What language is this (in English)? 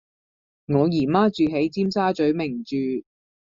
Cantonese